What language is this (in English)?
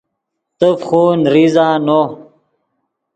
Yidgha